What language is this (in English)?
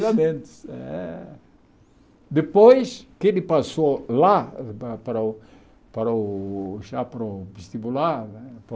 Portuguese